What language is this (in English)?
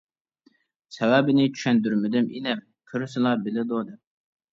Uyghur